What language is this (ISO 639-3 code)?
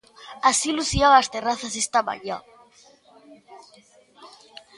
glg